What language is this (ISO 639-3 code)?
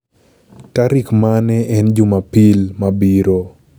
luo